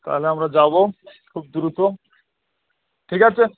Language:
Bangla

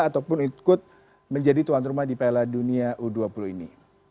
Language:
Indonesian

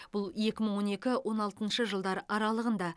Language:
Kazakh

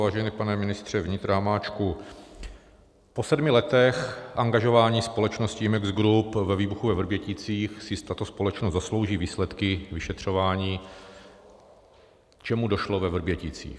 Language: Czech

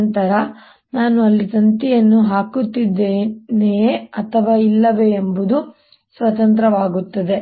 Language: Kannada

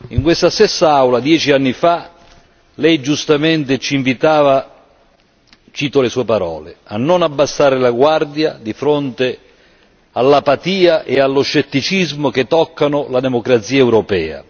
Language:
Italian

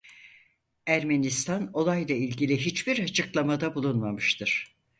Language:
Turkish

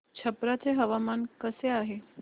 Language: Marathi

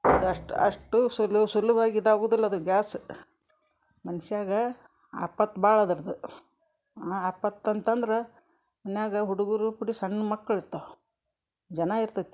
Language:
Kannada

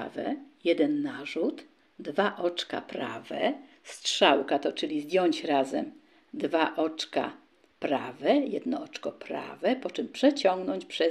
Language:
Polish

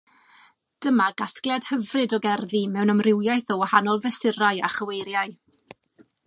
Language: Welsh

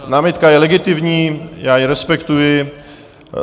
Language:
Czech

